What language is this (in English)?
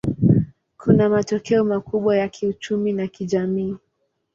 Swahili